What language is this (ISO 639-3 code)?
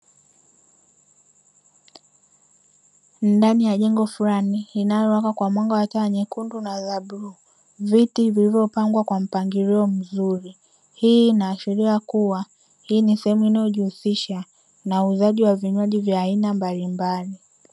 swa